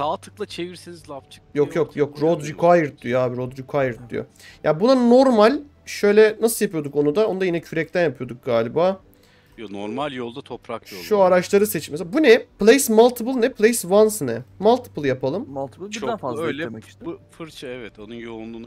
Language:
Turkish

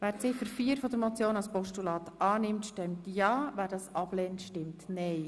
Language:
Swiss German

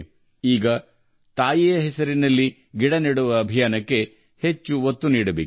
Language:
Kannada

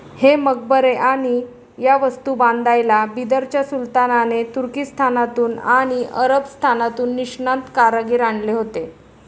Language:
Marathi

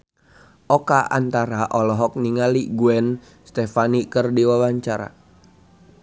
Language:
Sundanese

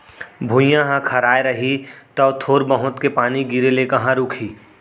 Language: Chhattisgarhi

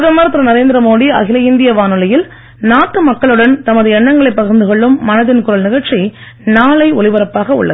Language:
Tamil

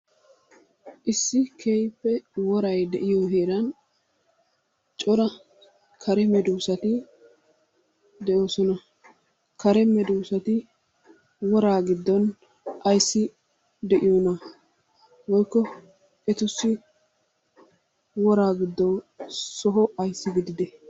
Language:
Wolaytta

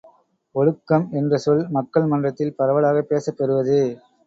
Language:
Tamil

